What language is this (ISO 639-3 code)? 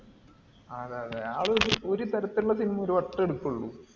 mal